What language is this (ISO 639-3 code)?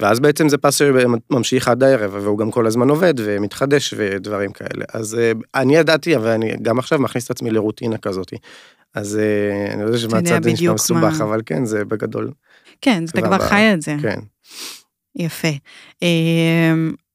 heb